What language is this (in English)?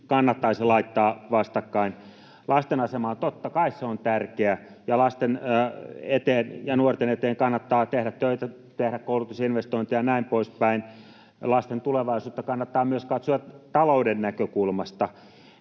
Finnish